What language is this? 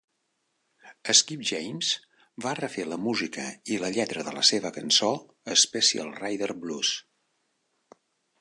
Catalan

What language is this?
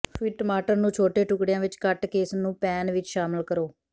Punjabi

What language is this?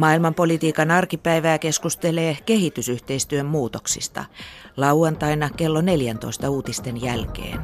Finnish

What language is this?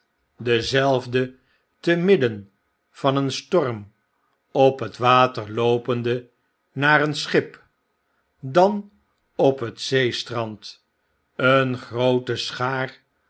Dutch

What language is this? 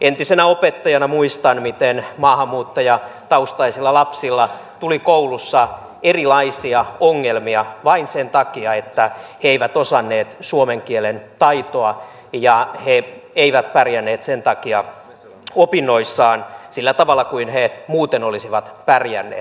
Finnish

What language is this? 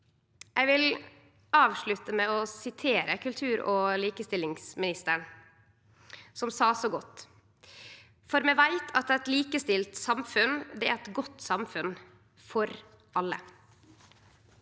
Norwegian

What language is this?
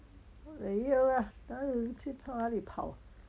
English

